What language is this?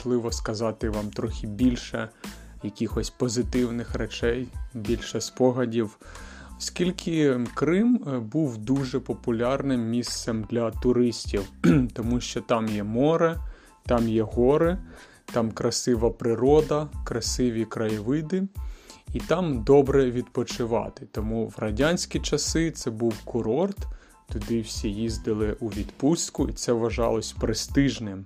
Ukrainian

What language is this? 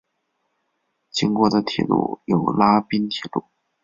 Chinese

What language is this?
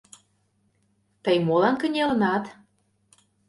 Mari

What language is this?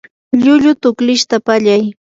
Yanahuanca Pasco Quechua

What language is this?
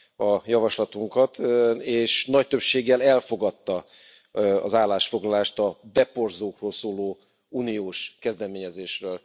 Hungarian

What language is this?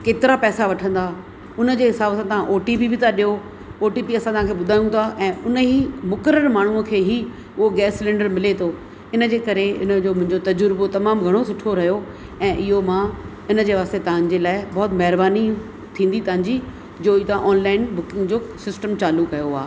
Sindhi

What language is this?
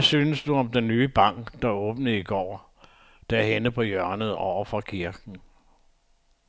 Danish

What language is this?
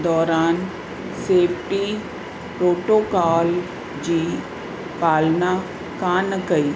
Sindhi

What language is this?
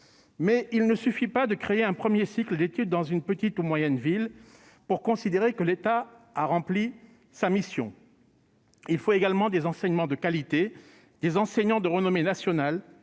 French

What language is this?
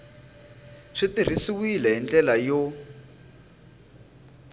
Tsonga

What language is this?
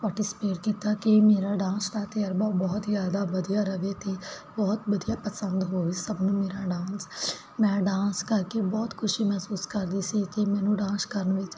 Punjabi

